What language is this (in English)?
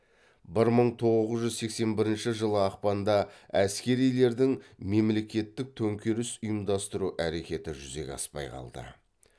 Kazakh